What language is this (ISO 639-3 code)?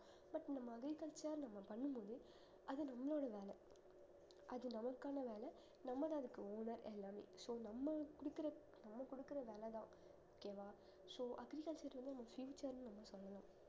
tam